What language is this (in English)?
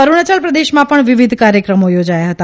Gujarati